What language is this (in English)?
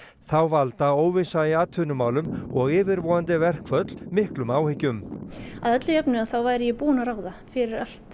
Icelandic